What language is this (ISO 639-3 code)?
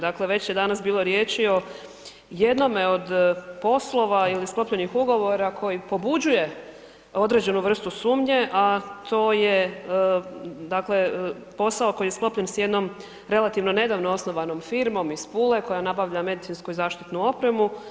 hrv